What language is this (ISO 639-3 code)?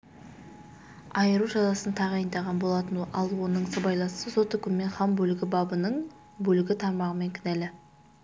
kaz